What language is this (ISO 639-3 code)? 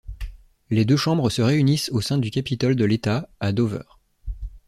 fra